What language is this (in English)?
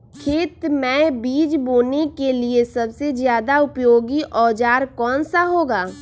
Magahi